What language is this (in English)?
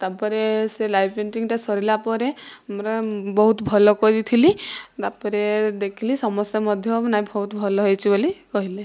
Odia